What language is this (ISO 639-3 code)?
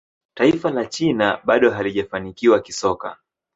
swa